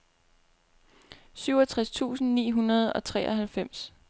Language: Danish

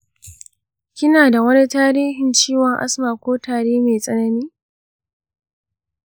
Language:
Hausa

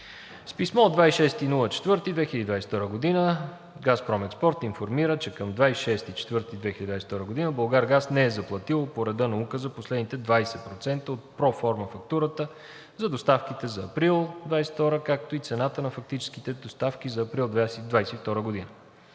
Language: Bulgarian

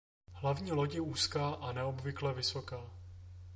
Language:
Czech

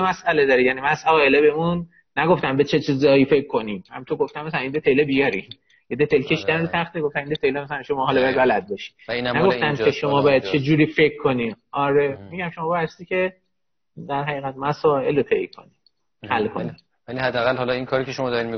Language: Persian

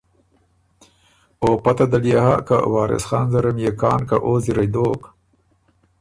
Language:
Ormuri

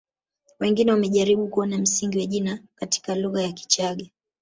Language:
Swahili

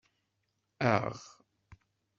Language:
Kabyle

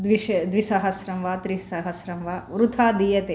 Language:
Sanskrit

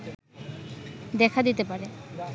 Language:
Bangla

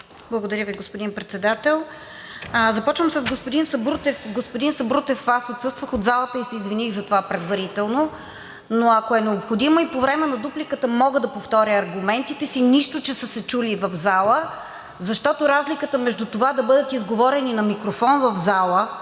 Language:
Bulgarian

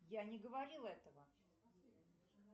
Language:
Russian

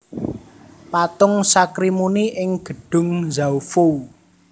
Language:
Javanese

